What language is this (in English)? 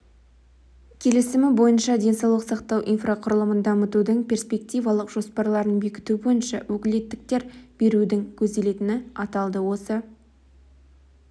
Kazakh